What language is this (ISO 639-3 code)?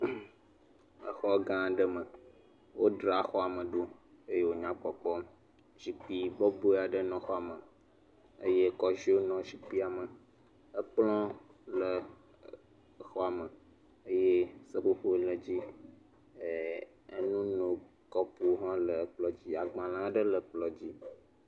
ewe